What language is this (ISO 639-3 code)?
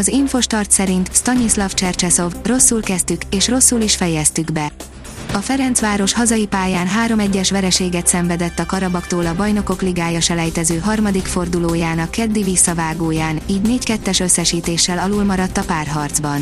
hun